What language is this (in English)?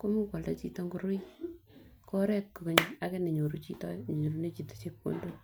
Kalenjin